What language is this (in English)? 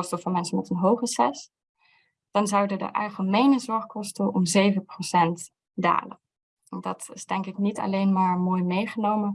Dutch